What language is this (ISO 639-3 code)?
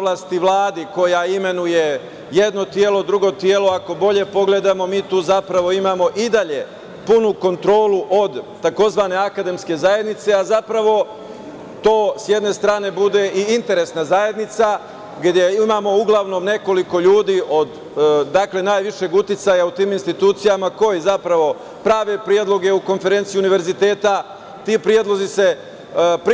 srp